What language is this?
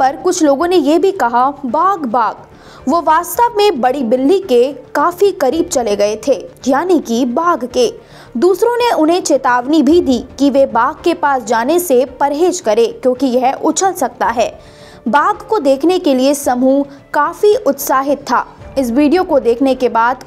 Hindi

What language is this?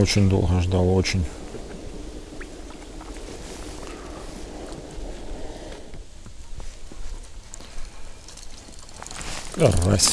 Russian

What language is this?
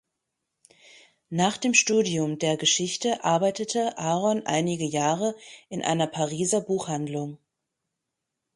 German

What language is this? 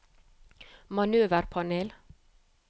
Norwegian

